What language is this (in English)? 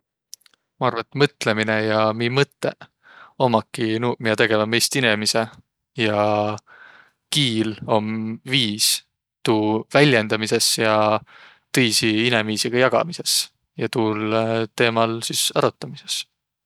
Võro